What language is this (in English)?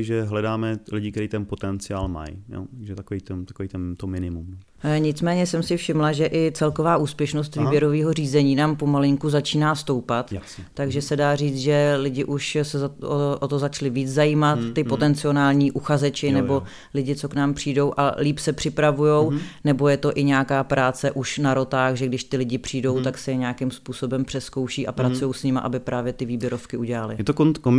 Czech